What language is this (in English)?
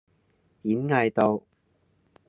Cantonese